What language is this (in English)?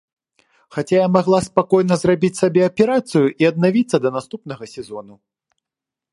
Belarusian